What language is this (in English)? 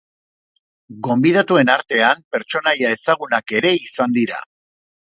Basque